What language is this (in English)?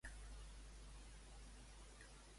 Catalan